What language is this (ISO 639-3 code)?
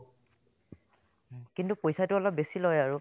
asm